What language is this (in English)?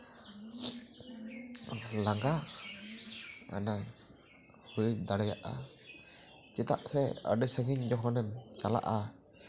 Santali